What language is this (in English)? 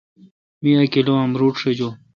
Kalkoti